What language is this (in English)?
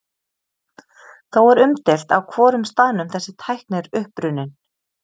Icelandic